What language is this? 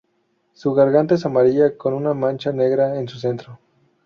Spanish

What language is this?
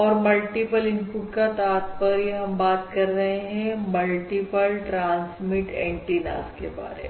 Hindi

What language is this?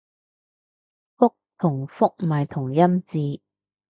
Cantonese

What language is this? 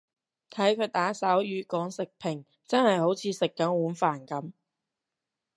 Cantonese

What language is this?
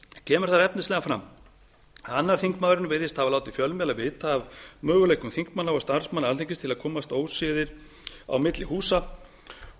Icelandic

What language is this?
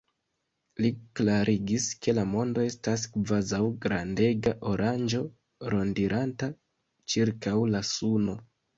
Esperanto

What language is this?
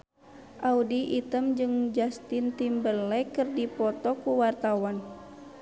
Sundanese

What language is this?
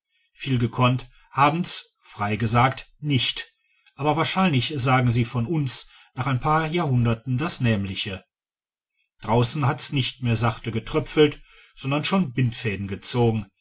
German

